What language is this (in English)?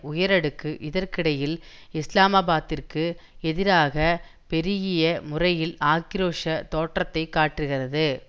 Tamil